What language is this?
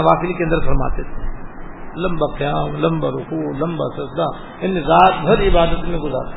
Urdu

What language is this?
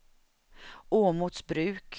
Swedish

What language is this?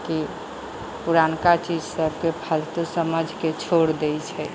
Maithili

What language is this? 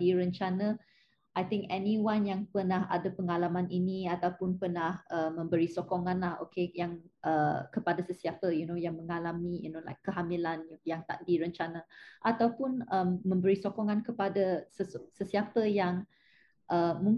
Malay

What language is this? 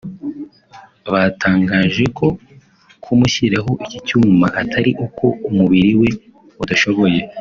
Kinyarwanda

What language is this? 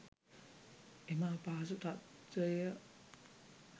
Sinhala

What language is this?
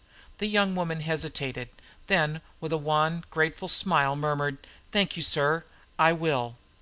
English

